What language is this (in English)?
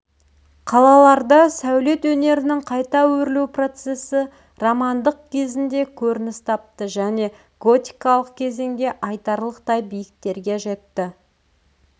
Kazakh